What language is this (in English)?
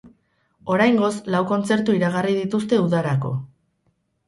Basque